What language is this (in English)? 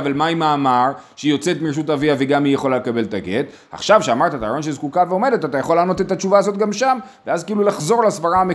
Hebrew